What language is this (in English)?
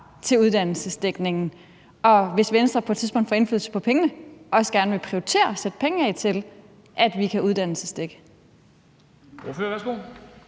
Danish